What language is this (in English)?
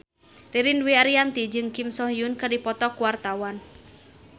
Sundanese